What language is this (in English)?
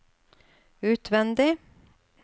Norwegian